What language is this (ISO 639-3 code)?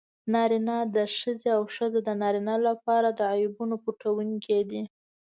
pus